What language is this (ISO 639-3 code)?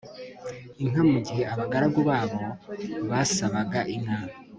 kin